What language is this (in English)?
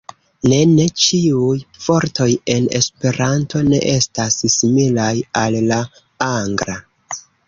Esperanto